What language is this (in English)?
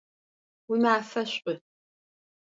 Adyghe